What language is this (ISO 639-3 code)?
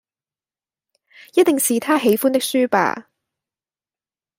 yue